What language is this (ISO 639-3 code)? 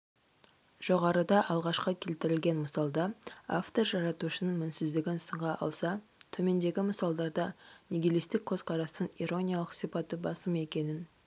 kaz